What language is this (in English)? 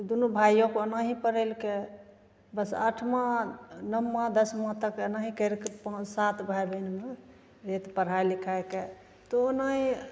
Maithili